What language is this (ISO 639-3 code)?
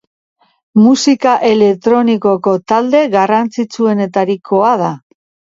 eus